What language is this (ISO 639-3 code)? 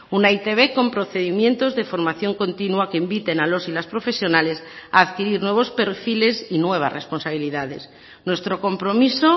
spa